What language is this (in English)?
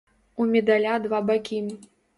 Belarusian